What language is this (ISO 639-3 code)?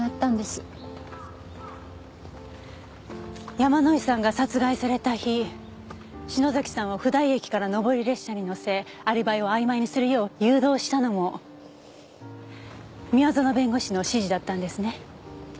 jpn